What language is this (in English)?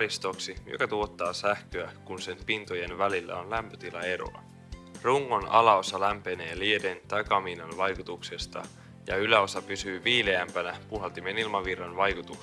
Finnish